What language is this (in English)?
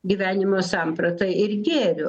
Lithuanian